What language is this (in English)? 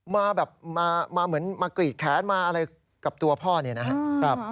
Thai